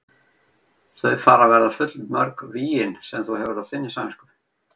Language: Icelandic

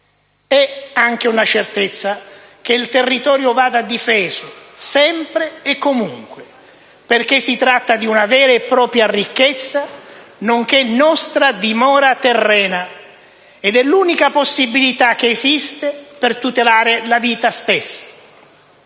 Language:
Italian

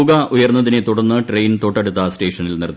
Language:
Malayalam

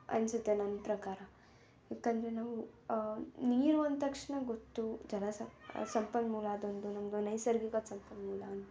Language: Kannada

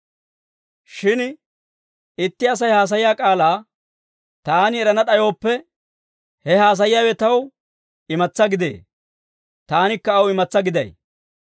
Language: Dawro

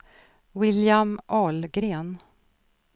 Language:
Swedish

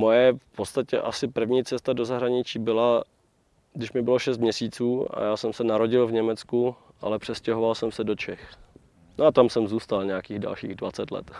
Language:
Czech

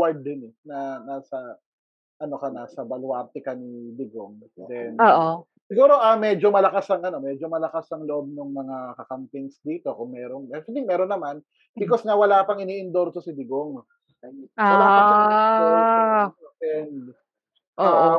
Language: Filipino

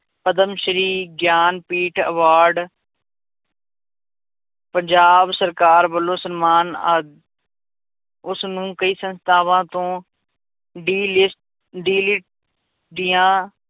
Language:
Punjabi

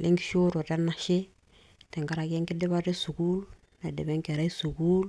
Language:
Masai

